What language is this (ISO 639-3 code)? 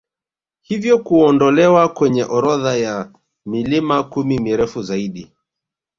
swa